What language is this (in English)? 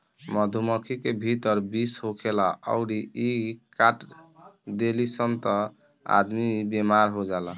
Bhojpuri